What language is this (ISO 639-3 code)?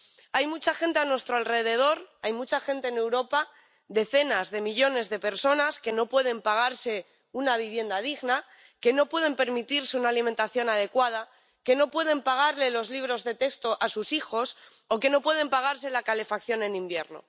spa